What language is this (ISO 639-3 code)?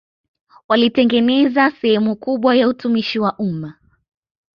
swa